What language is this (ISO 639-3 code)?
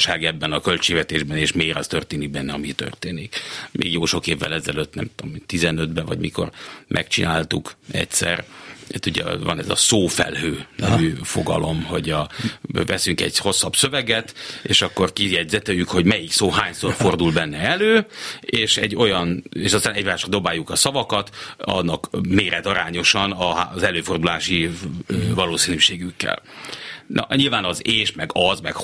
hun